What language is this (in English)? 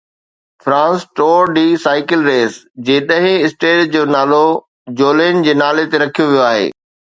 Sindhi